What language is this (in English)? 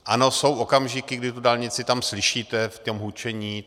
Czech